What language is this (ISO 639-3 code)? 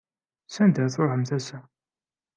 kab